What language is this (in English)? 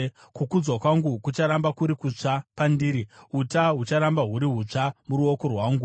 Shona